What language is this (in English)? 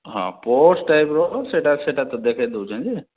Odia